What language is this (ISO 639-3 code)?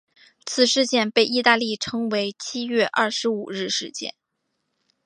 zho